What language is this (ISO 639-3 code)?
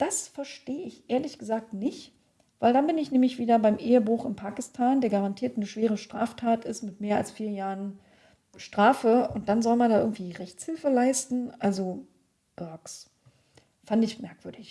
deu